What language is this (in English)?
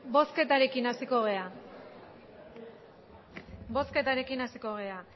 Basque